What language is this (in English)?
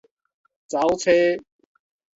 Min Nan Chinese